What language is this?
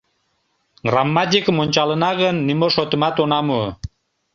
Mari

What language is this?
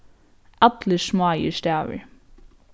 Faroese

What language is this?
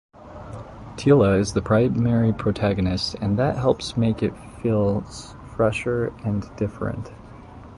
English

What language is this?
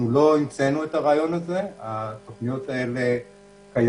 Hebrew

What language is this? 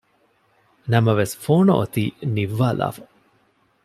Divehi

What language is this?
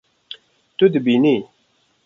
Kurdish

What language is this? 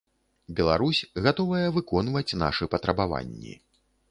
Belarusian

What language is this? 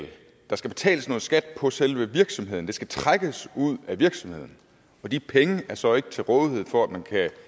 Danish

